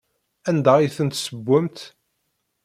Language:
Kabyle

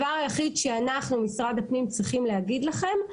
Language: Hebrew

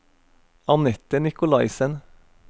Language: Norwegian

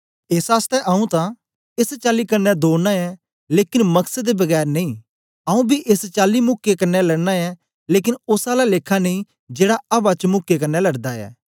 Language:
Dogri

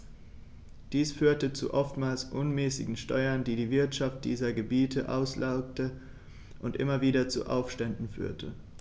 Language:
German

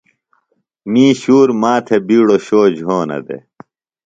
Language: Phalura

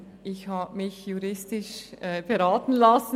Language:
Swiss German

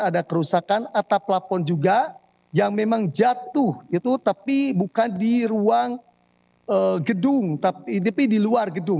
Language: Indonesian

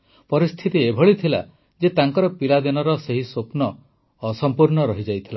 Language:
Odia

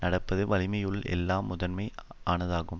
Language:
Tamil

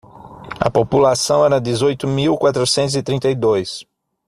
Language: Portuguese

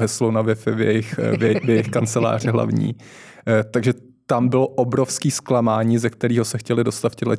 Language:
Czech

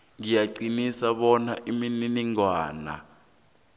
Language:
South Ndebele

